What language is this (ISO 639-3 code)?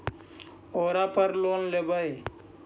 mag